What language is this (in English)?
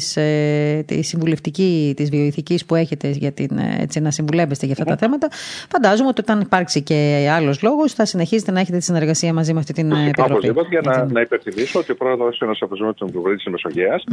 Greek